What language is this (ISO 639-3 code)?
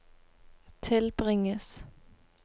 nor